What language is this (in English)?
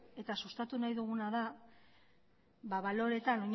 Basque